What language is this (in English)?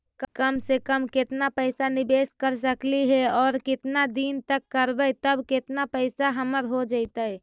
Magahi